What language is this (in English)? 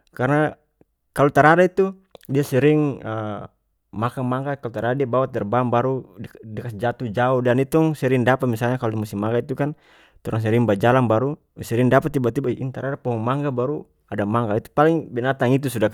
North Moluccan Malay